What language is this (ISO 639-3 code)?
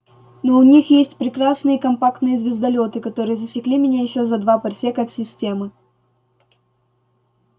rus